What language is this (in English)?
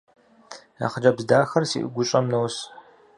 Kabardian